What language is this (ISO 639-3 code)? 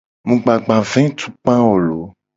gej